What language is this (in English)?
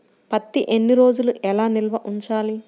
Telugu